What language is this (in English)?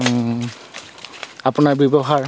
Assamese